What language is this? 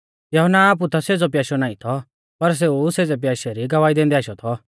Mahasu Pahari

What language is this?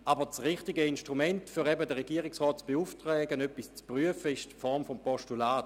Swiss German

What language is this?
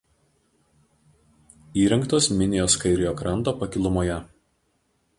Lithuanian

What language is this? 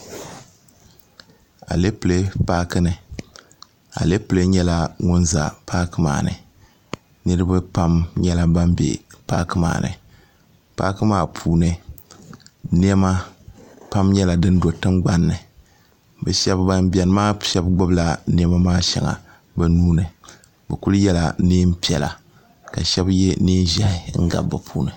Dagbani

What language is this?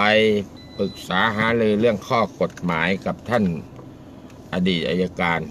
Thai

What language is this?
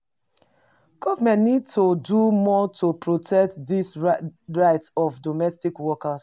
Nigerian Pidgin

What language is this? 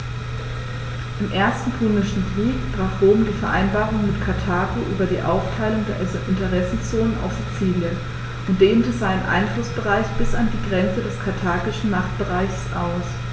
German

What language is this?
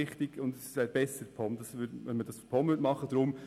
Swiss German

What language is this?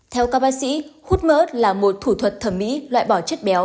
Vietnamese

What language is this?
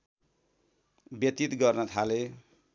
Nepali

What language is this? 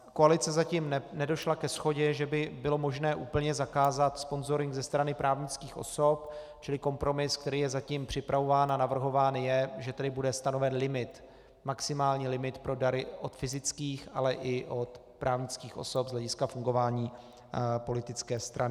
Czech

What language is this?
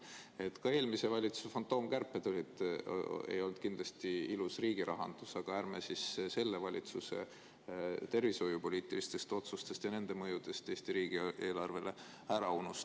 Estonian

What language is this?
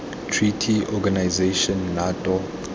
Tswana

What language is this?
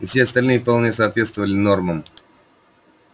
Russian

